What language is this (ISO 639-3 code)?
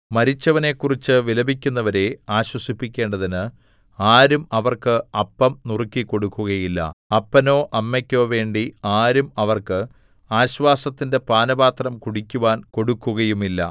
mal